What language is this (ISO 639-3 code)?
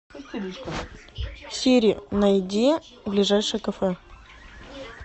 rus